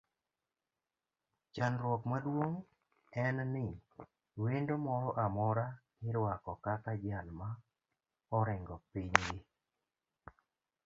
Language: Luo (Kenya and Tanzania)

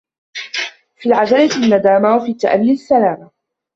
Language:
Arabic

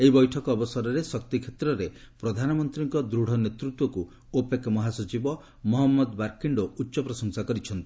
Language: Odia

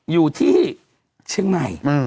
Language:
Thai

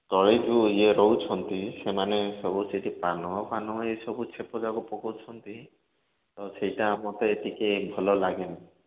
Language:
Odia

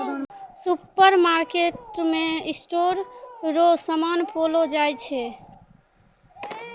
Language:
Maithili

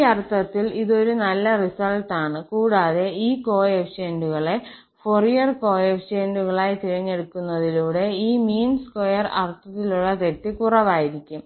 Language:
Malayalam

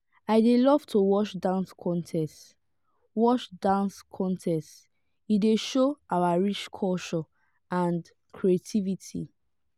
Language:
Nigerian Pidgin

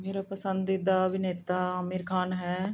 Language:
Punjabi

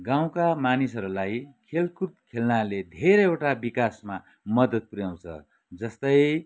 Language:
Nepali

